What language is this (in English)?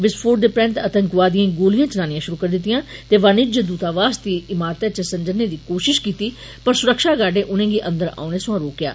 Dogri